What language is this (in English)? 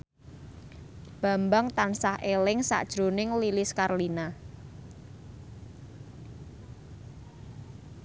Javanese